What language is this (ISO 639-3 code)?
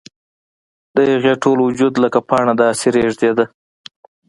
pus